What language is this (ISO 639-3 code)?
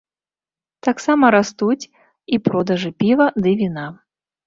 bel